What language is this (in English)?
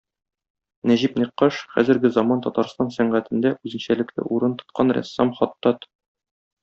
Tatar